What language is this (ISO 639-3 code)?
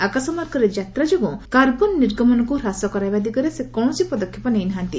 ori